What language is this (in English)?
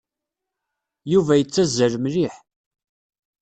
Kabyle